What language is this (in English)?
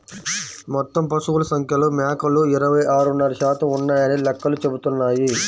Telugu